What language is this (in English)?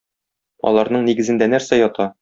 Tatar